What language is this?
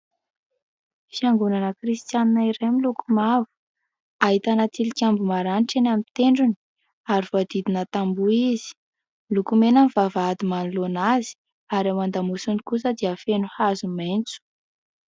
Malagasy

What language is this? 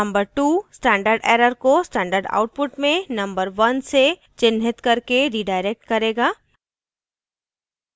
Hindi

